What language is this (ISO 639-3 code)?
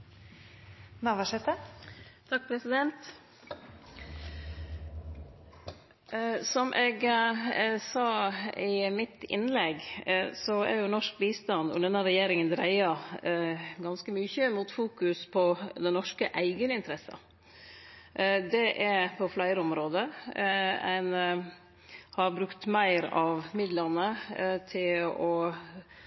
nno